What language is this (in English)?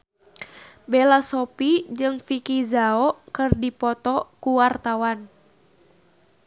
Sundanese